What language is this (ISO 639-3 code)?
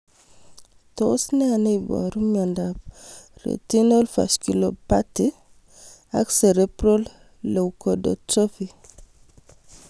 kln